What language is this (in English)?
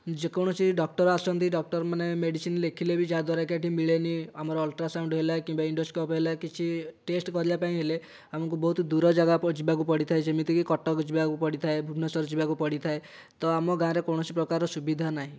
Odia